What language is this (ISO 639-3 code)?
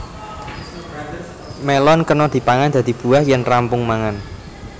jav